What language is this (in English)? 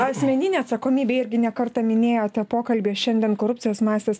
Lithuanian